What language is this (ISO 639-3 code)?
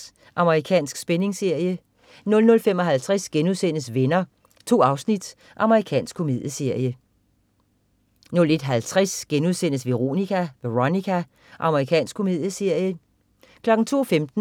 dan